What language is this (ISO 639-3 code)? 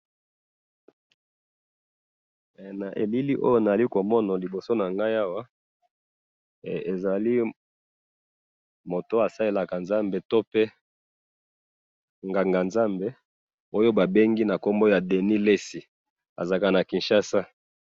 lin